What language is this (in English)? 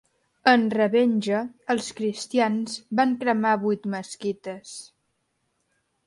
Catalan